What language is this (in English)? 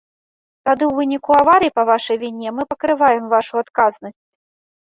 Belarusian